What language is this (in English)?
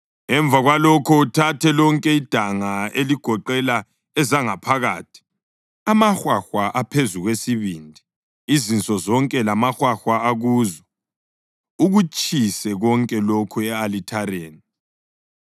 North Ndebele